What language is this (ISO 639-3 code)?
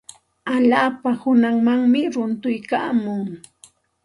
qxt